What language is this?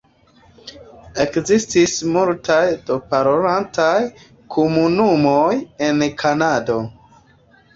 Esperanto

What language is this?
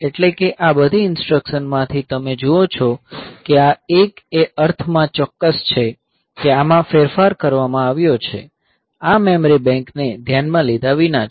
Gujarati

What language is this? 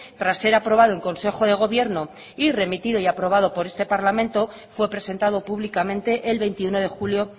Spanish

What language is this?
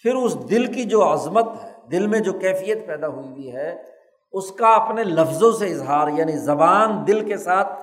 Urdu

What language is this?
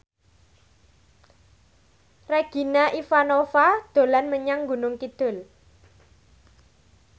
Javanese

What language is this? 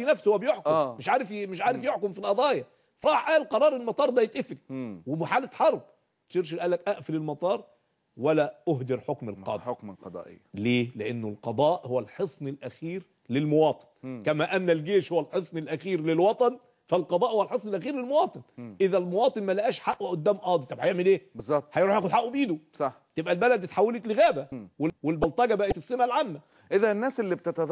Arabic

